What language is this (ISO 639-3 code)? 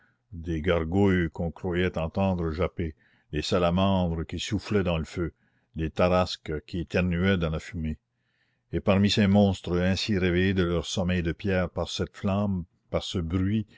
fra